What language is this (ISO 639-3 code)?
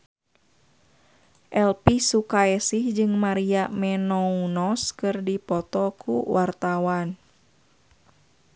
sun